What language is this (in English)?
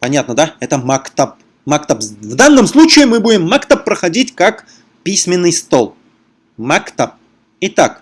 Russian